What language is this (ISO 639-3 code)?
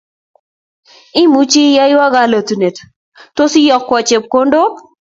kln